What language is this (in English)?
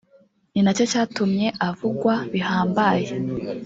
Kinyarwanda